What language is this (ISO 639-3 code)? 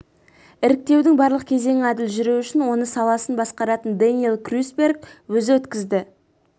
kaz